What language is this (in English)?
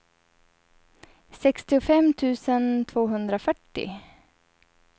Swedish